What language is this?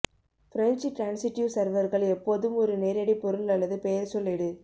Tamil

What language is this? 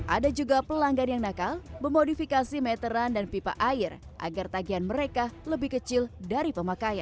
Indonesian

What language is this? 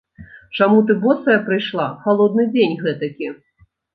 Belarusian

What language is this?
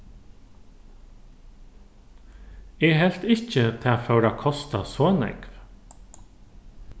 Faroese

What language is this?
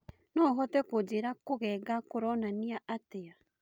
Kikuyu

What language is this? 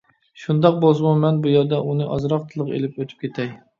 Uyghur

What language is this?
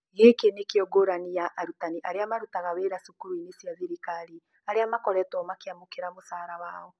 Kikuyu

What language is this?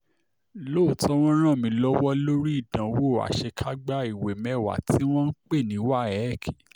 Yoruba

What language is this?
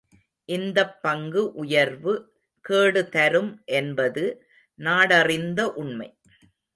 Tamil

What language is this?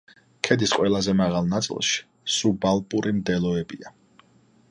Georgian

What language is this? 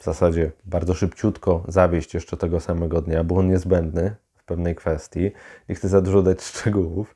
Polish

